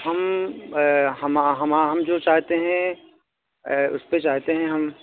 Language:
Urdu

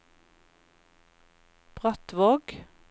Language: Norwegian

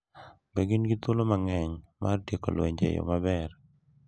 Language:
Luo (Kenya and Tanzania)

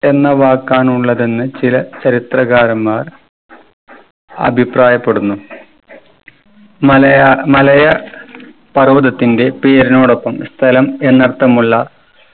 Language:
Malayalam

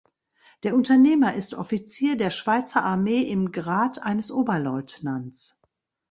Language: German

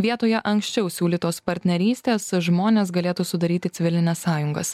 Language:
Lithuanian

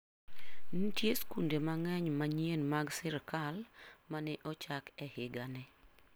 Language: Luo (Kenya and Tanzania)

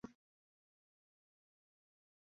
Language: Thai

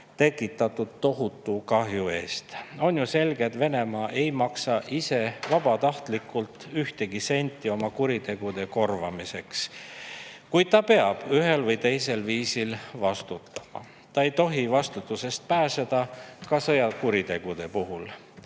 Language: Estonian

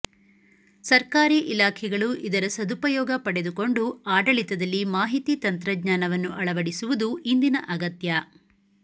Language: Kannada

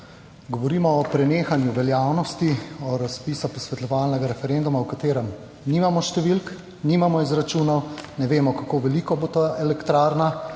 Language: Slovenian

